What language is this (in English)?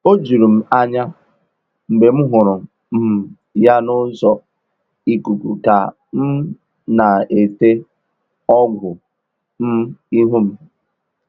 Igbo